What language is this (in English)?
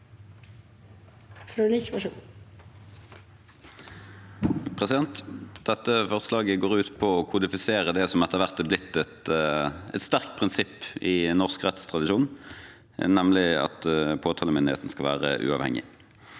Norwegian